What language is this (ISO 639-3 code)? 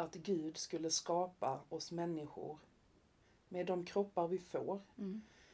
swe